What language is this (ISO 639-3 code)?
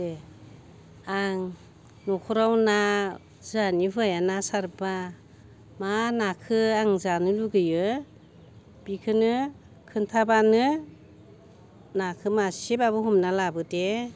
brx